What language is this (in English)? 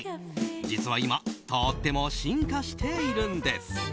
Japanese